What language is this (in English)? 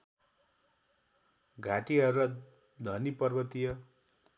Nepali